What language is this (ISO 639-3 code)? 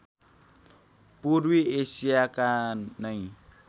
nep